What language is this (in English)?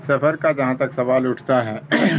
Urdu